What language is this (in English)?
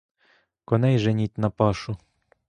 Ukrainian